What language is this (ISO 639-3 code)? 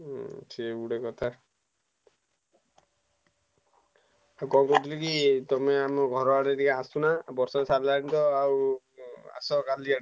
ori